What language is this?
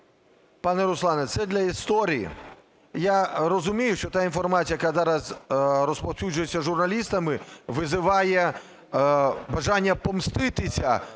Ukrainian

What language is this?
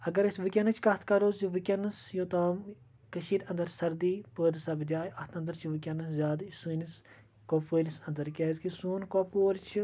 Kashmiri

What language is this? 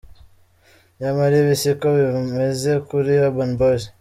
Kinyarwanda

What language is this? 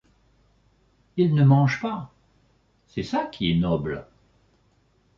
French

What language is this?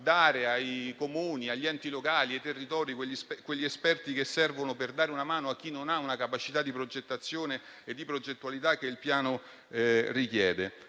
Italian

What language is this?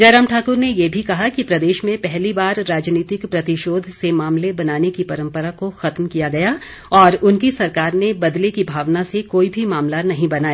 Hindi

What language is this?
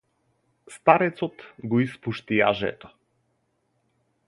Macedonian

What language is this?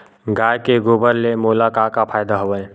Chhattisgarhi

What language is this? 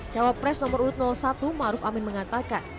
Indonesian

